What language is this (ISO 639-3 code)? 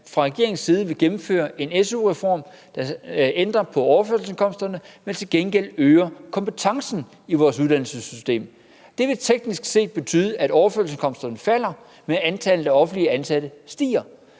dan